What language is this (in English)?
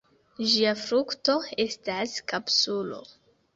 Esperanto